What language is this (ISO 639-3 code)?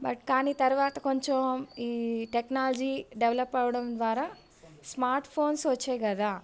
tel